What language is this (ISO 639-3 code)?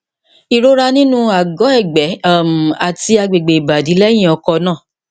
yor